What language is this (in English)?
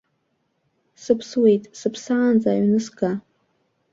Abkhazian